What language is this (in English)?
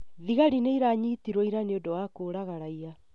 Kikuyu